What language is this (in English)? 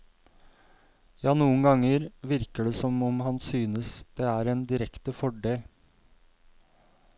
Norwegian